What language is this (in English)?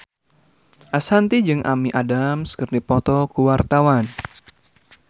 Sundanese